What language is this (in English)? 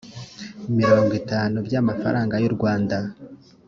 Kinyarwanda